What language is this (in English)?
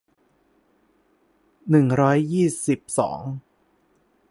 Thai